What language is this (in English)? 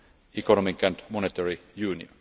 English